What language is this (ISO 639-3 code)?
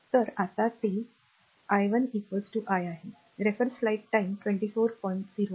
mar